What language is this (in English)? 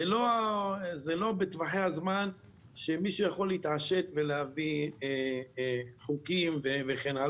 Hebrew